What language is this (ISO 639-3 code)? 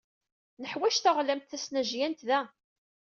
kab